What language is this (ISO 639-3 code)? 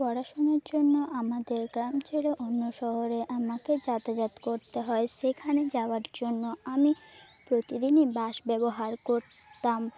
ben